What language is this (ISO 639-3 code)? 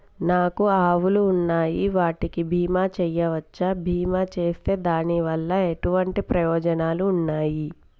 tel